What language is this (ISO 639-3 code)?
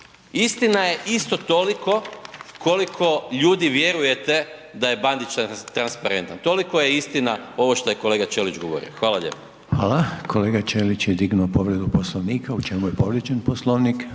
hrv